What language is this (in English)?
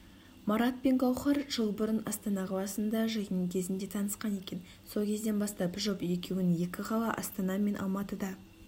Kazakh